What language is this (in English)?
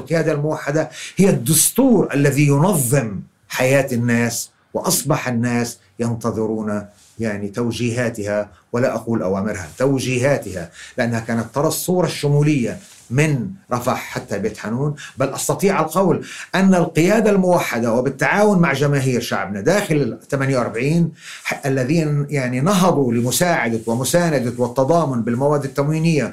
Arabic